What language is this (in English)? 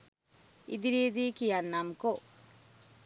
Sinhala